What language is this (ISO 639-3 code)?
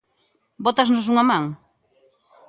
glg